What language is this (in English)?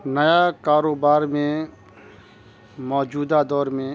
Urdu